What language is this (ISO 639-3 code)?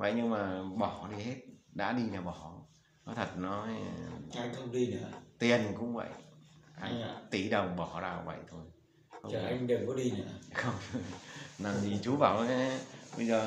vie